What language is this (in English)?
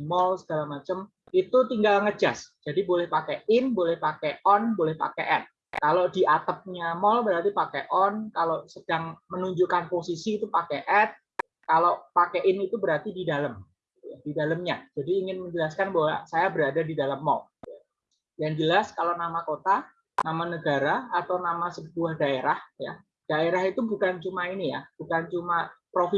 Indonesian